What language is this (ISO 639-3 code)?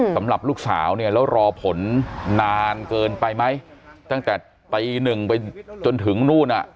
tha